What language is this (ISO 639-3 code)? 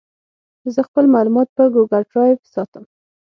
pus